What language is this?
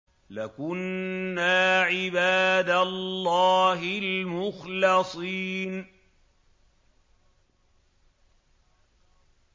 Arabic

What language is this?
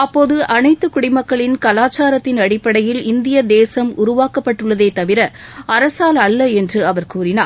Tamil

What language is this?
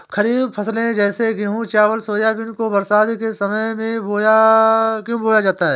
Hindi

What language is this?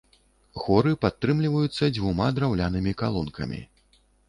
Belarusian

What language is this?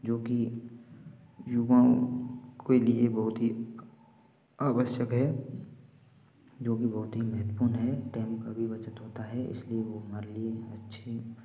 Hindi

